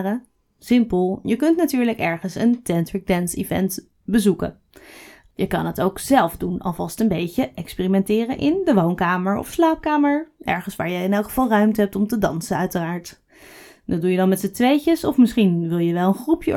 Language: Dutch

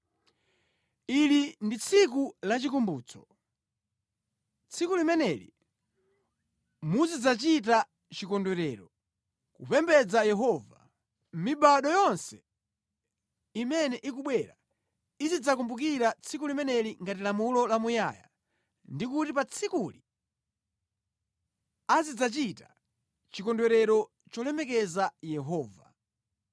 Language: Nyanja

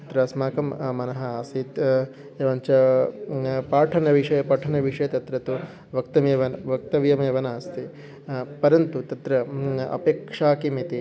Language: Sanskrit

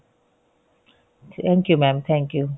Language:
Punjabi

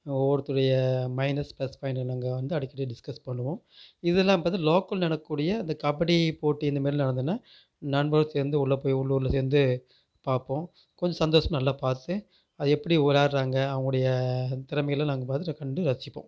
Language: Tamil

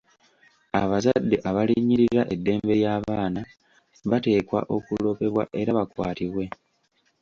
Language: Ganda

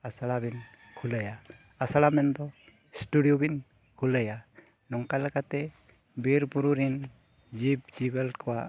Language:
Santali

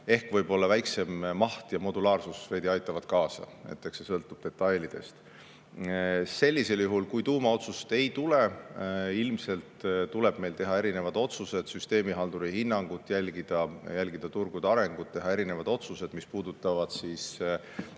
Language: Estonian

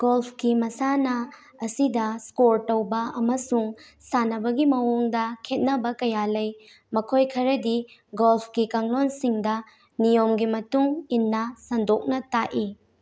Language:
Manipuri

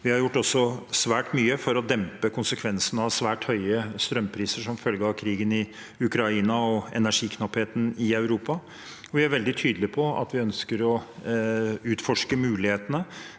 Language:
Norwegian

